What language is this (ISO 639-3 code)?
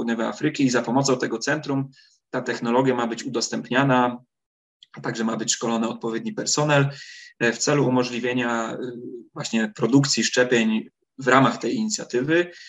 pol